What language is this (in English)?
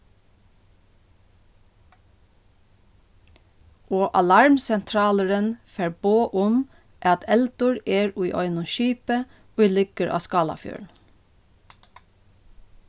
Faroese